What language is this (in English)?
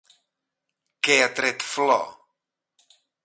Catalan